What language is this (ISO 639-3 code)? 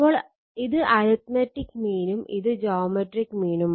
mal